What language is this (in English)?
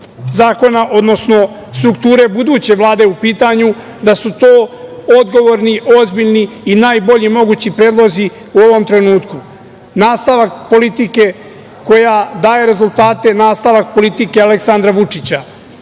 Serbian